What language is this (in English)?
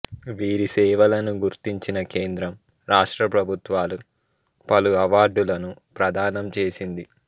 Telugu